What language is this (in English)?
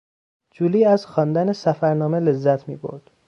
Persian